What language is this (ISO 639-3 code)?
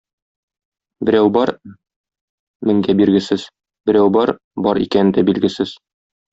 tat